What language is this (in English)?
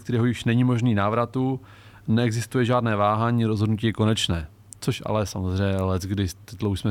Czech